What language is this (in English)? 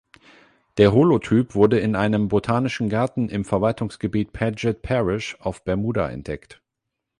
German